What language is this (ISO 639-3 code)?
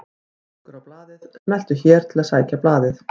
isl